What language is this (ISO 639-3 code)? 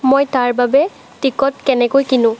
asm